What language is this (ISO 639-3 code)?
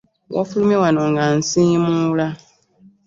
lug